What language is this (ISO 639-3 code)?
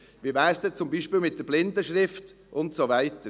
gsw